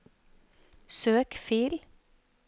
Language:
Norwegian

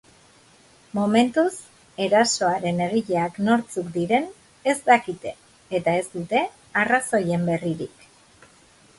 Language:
Basque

